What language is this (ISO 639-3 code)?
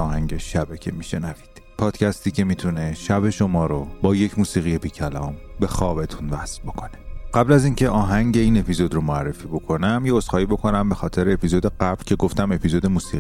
fas